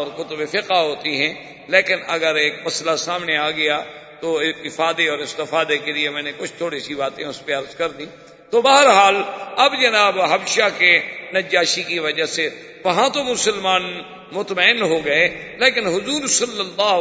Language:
Urdu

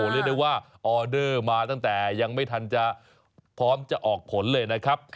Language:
Thai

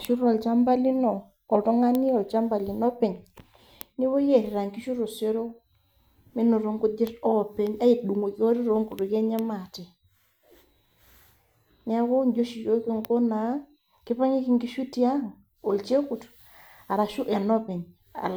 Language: Masai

